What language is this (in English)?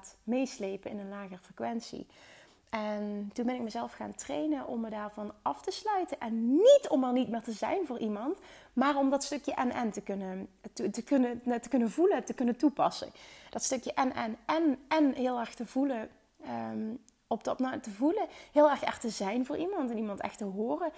Dutch